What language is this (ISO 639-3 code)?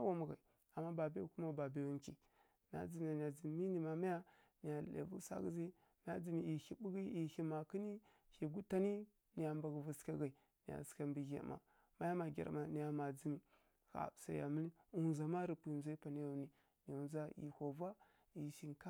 fkk